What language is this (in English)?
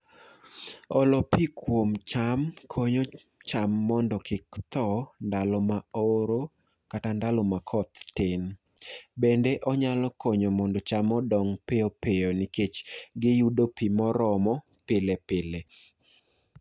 Luo (Kenya and Tanzania)